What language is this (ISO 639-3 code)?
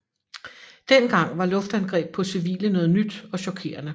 dan